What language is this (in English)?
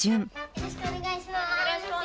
Japanese